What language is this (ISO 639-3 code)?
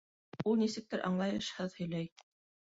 bak